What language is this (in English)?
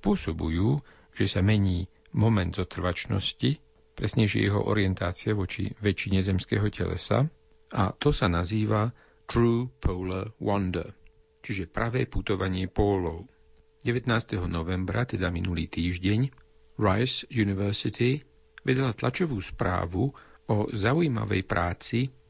Slovak